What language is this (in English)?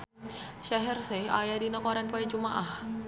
Sundanese